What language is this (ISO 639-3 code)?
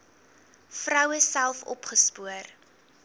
afr